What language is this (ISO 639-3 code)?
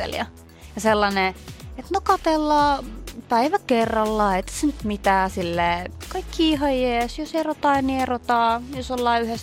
fin